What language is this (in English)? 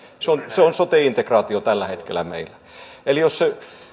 Finnish